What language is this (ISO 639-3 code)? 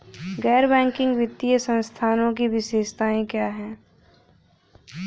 hin